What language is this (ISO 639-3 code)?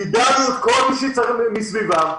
heb